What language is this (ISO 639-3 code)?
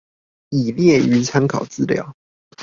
zho